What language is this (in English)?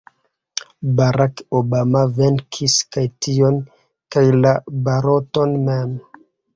Esperanto